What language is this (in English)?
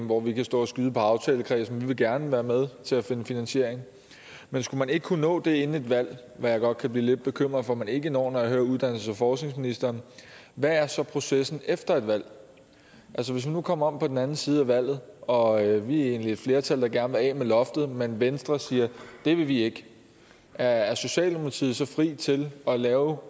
Danish